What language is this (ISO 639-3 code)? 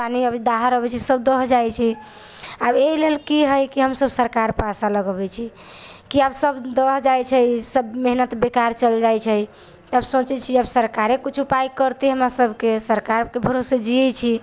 mai